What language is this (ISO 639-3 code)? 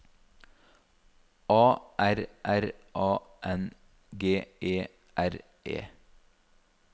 nor